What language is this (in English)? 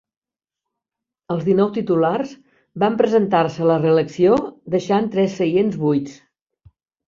Catalan